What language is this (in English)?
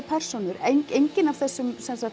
Icelandic